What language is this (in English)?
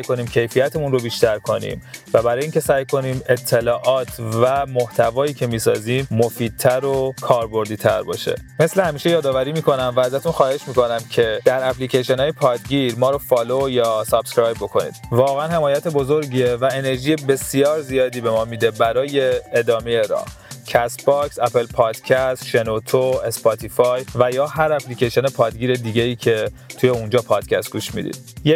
Persian